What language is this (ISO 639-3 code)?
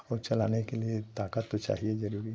hin